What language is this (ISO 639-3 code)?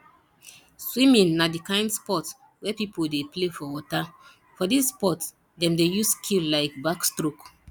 pcm